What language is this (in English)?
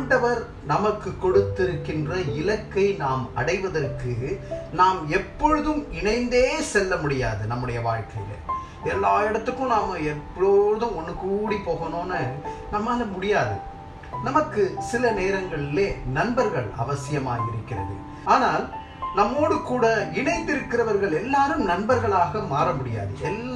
Korean